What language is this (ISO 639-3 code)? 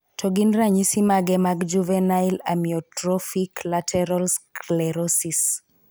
luo